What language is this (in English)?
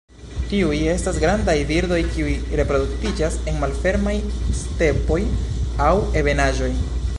Esperanto